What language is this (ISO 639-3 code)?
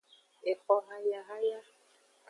ajg